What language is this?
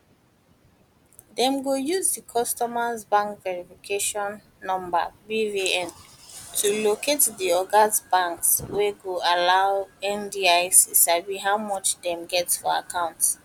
Nigerian Pidgin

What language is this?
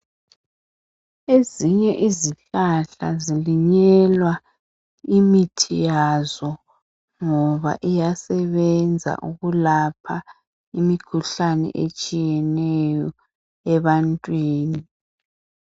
North Ndebele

